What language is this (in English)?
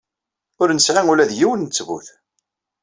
Kabyle